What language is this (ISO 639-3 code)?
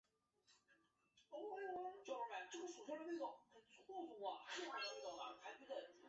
zho